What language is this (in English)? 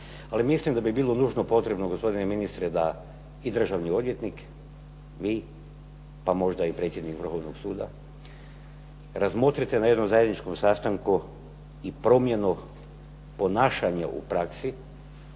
Croatian